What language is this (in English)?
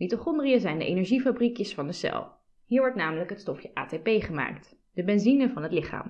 Dutch